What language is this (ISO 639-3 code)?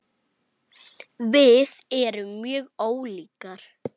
isl